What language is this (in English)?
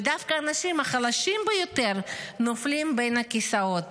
Hebrew